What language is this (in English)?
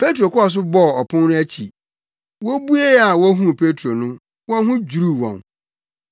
Akan